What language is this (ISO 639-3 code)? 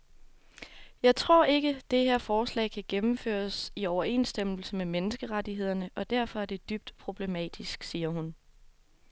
dan